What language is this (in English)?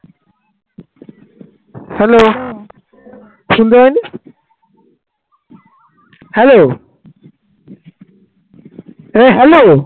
Bangla